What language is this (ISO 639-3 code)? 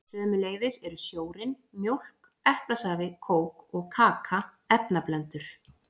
isl